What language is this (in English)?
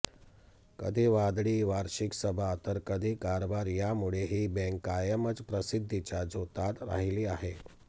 Marathi